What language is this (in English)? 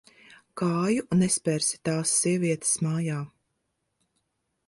Latvian